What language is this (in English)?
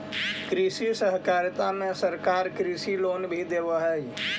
Magahi